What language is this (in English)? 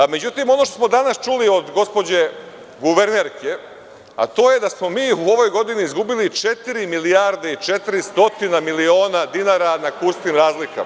Serbian